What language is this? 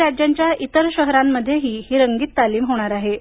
Marathi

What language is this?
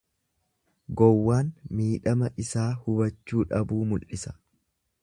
Oromo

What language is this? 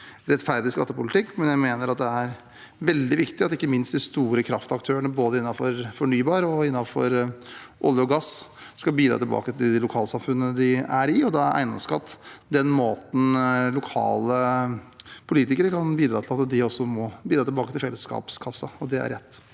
Norwegian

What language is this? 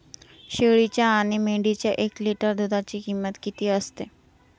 Marathi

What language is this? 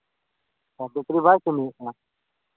Santali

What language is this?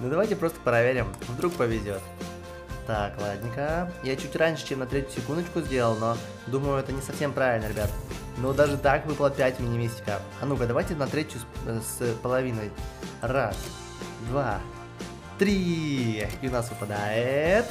Russian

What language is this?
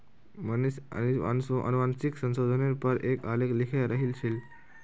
Magahi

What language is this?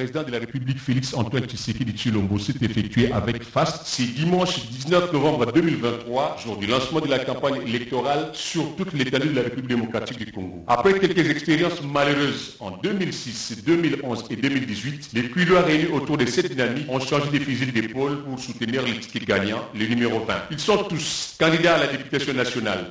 French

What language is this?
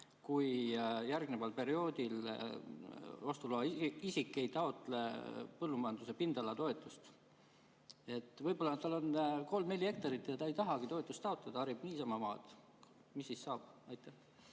Estonian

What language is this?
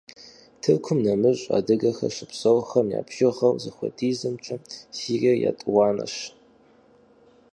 Kabardian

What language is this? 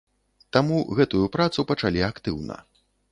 Belarusian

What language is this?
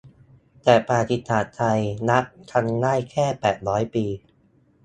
Thai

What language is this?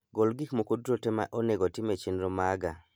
Luo (Kenya and Tanzania)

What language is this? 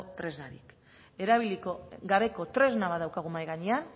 Basque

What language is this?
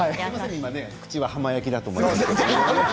Japanese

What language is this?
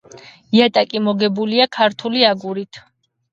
Georgian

